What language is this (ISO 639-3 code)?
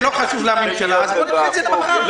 heb